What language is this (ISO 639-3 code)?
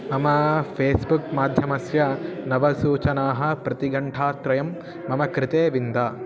san